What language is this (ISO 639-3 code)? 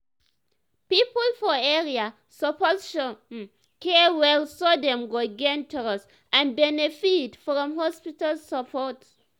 pcm